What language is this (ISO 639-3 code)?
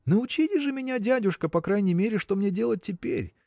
rus